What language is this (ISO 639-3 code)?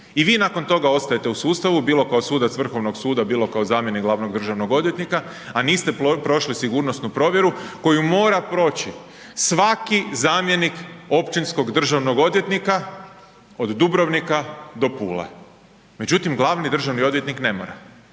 hrv